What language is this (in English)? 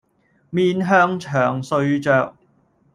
Cantonese